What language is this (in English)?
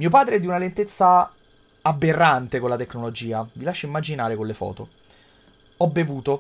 Italian